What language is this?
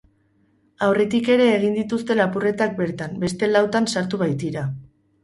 Basque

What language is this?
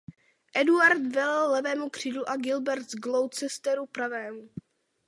Czech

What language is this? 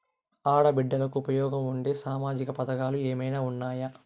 Telugu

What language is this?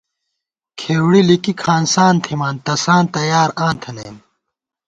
Gawar-Bati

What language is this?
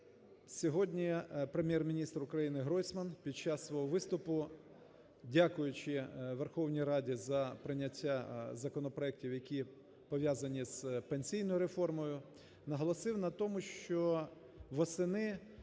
Ukrainian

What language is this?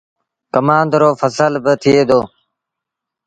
Sindhi Bhil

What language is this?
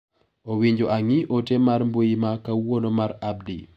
Luo (Kenya and Tanzania)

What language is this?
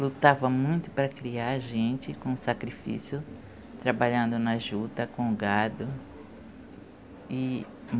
Portuguese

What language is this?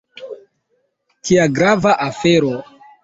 Esperanto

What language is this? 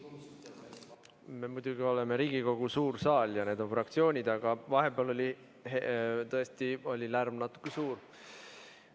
Estonian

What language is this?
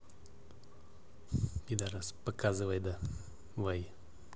Russian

